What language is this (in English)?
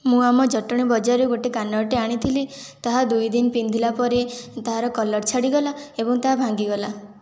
Odia